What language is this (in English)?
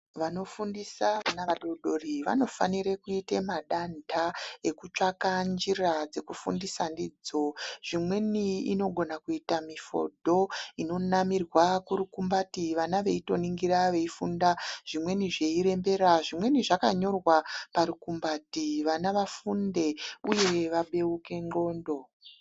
Ndau